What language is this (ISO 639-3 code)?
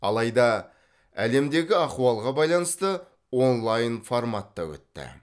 kaz